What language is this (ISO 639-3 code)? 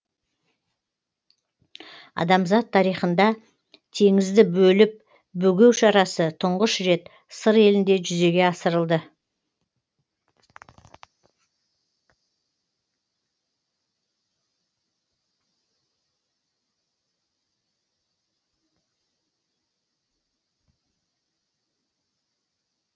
kaz